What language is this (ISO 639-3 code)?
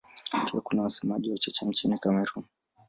swa